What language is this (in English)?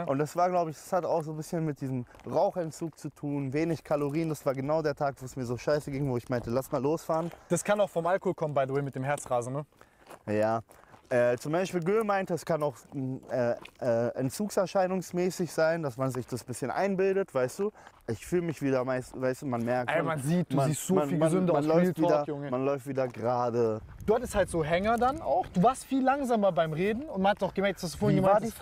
German